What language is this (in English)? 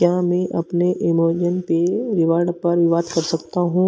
Hindi